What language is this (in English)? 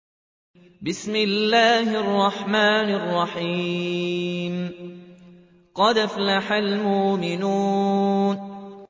Arabic